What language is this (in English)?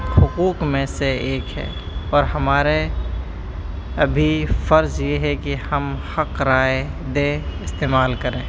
Urdu